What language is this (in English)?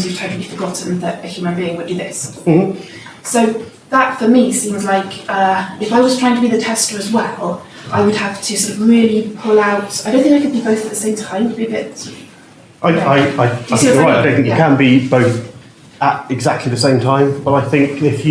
English